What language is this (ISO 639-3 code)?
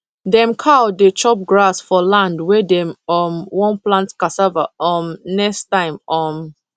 pcm